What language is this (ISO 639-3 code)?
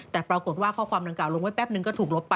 tha